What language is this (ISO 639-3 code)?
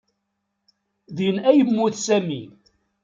kab